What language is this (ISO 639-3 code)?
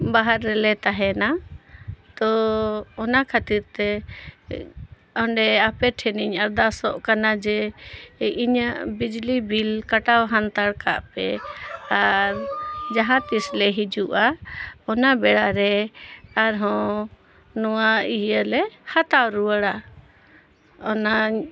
sat